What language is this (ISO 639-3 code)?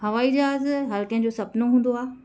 snd